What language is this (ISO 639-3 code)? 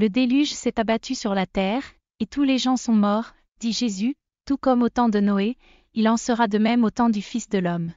fra